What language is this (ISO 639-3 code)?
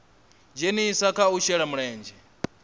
ven